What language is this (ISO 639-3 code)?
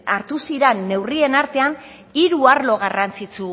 eus